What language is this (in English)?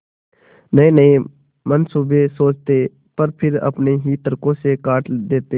Hindi